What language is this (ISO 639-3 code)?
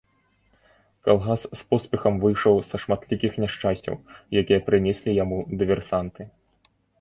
bel